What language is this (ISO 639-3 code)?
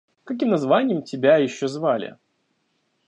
rus